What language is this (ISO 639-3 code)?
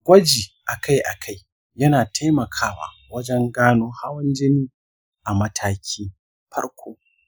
hau